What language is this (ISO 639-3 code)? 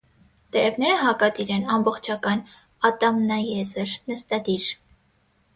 hye